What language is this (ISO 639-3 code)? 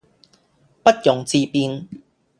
yue